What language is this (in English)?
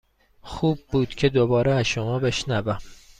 Persian